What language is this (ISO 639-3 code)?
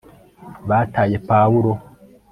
kin